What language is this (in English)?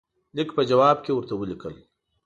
Pashto